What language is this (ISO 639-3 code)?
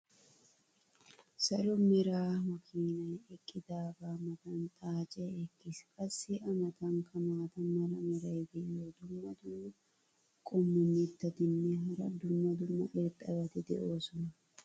wal